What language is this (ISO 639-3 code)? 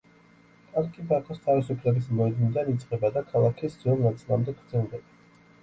kat